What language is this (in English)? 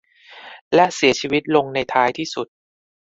Thai